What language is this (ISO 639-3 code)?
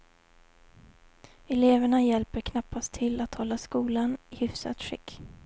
swe